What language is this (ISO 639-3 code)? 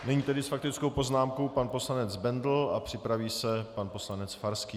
ces